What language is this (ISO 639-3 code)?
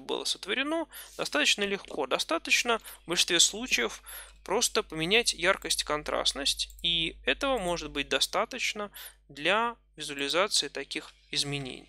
rus